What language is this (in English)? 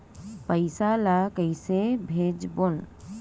Chhattisgarhi